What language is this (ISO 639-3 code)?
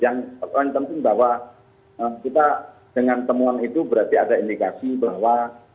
ind